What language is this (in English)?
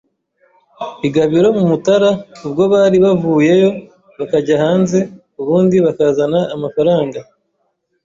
Kinyarwanda